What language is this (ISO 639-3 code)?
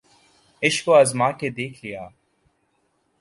urd